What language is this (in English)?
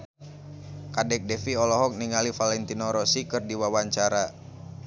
Sundanese